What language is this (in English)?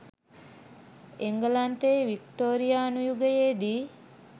Sinhala